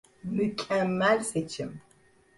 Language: Turkish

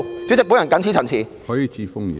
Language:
Cantonese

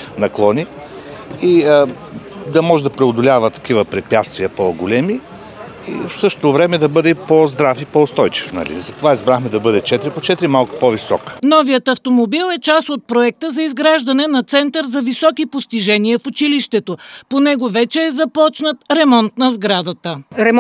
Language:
Bulgarian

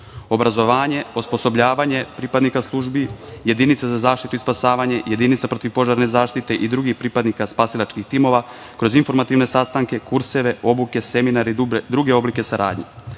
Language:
Serbian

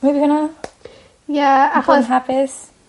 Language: Welsh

